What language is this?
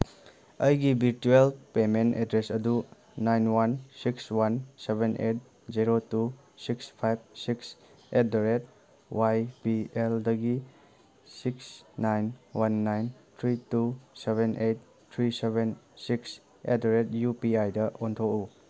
Manipuri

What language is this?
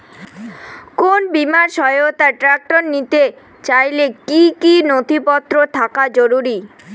Bangla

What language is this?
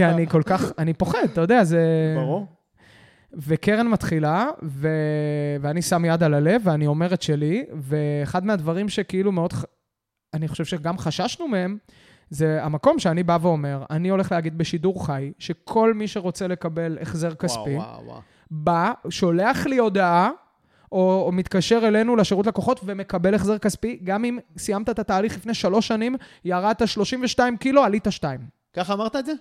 Hebrew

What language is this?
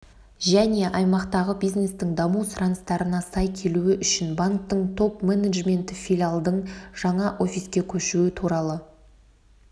Kazakh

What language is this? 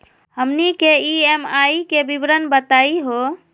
Magahi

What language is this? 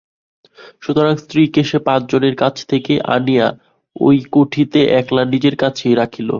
Bangla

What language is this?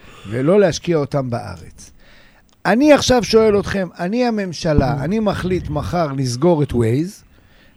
Hebrew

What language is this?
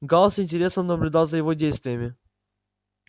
Russian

